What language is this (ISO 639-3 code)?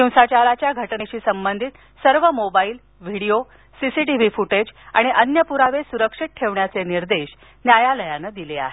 mar